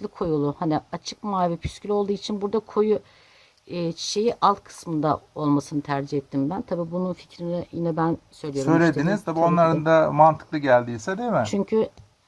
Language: Turkish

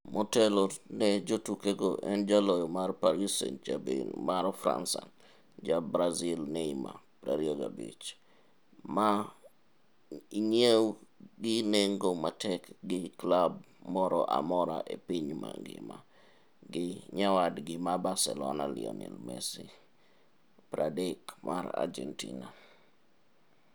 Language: Luo (Kenya and Tanzania)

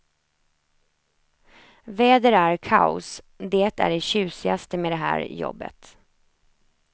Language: Swedish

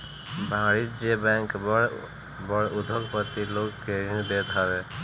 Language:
Bhojpuri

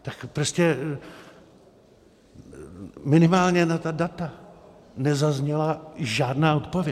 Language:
Czech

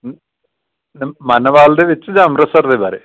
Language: Punjabi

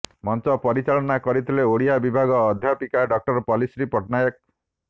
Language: Odia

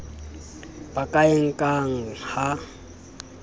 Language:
Southern Sotho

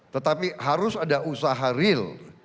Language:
Indonesian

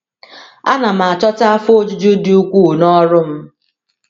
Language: Igbo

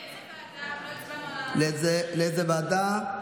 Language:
Hebrew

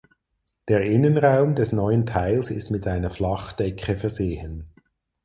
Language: German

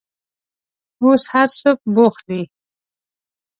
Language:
Pashto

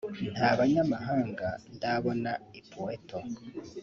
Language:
Kinyarwanda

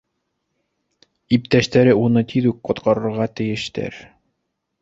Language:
Bashkir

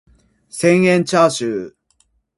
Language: Japanese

